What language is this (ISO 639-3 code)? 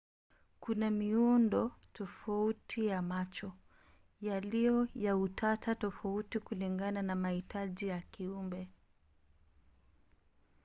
swa